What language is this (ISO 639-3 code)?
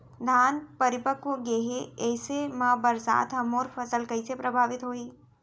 hne